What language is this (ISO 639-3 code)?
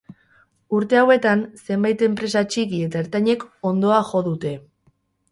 eus